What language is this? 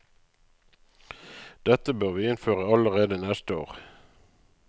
Norwegian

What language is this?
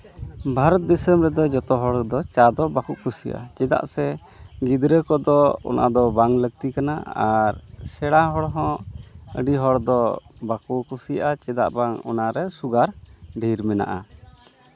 Santali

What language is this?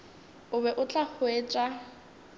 Northern Sotho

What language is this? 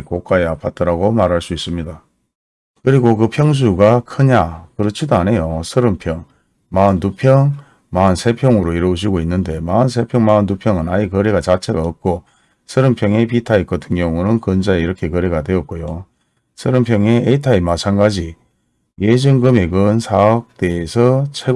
Korean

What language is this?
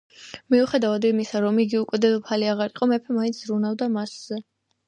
Georgian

